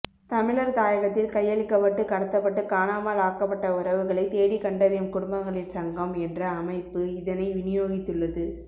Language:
Tamil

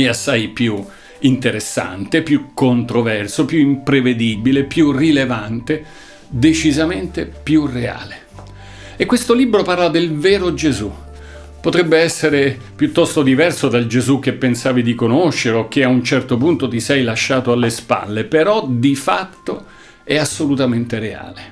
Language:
Italian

